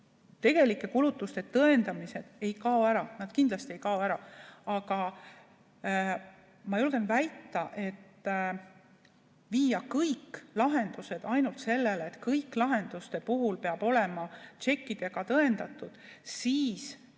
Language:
Estonian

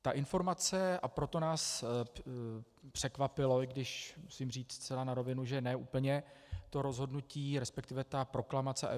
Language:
Czech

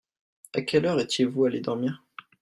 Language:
French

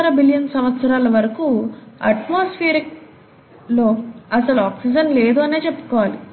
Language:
Telugu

